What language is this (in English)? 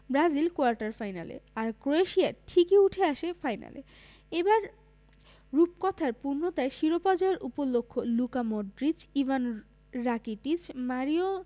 Bangla